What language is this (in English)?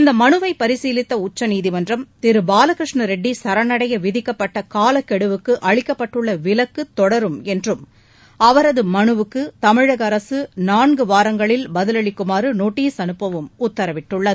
Tamil